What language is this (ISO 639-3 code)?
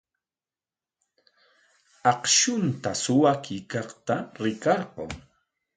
qwa